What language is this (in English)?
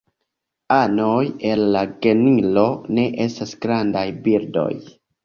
Esperanto